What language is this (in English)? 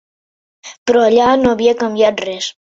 Catalan